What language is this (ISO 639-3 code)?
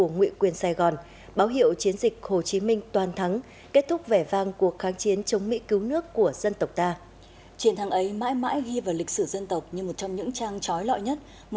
vie